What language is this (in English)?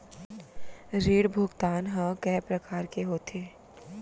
Chhattisgarhi